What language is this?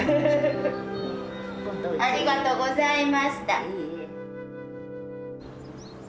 Japanese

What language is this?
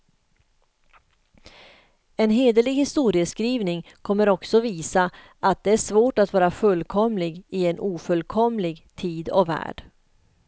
Swedish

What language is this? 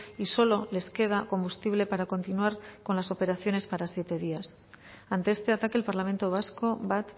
Spanish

